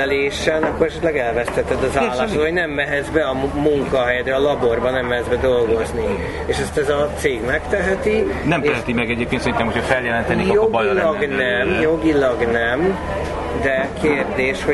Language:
Hungarian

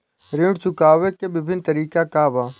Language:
Bhojpuri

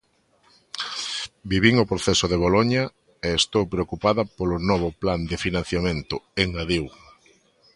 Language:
Galician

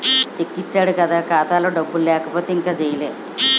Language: Telugu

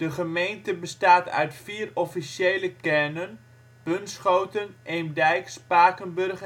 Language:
Dutch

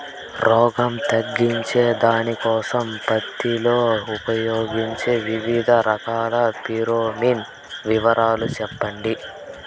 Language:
Telugu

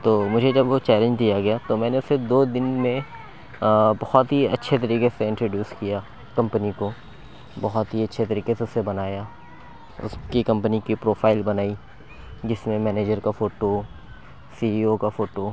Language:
Urdu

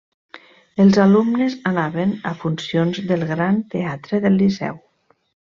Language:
Catalan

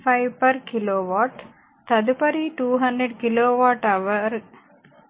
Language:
Telugu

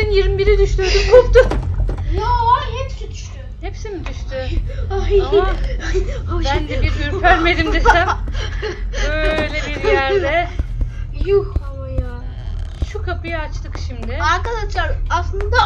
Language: Turkish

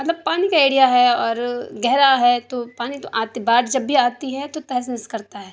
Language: Urdu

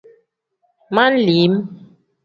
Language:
Tem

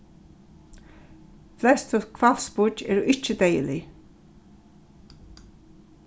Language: Faroese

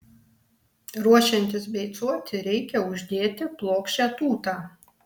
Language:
Lithuanian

